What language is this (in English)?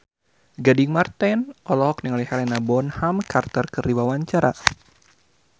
Sundanese